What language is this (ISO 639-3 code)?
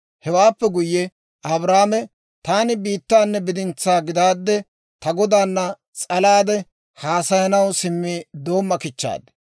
dwr